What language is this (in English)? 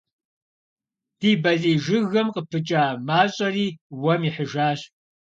Kabardian